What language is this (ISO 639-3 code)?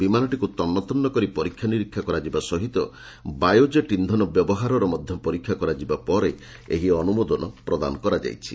ori